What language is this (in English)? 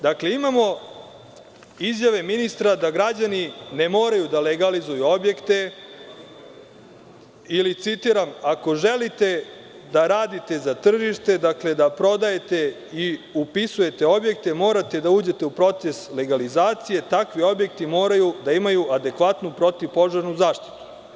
Serbian